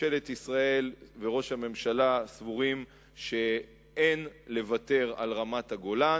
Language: Hebrew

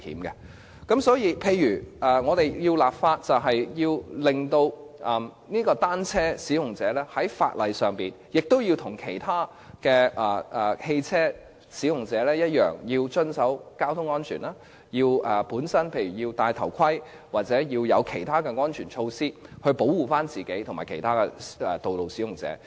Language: Cantonese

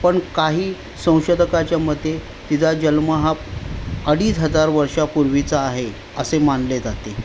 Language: Marathi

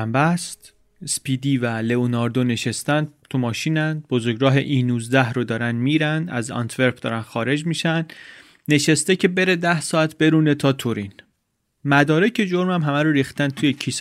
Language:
Persian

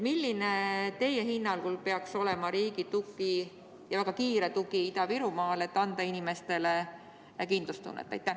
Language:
Estonian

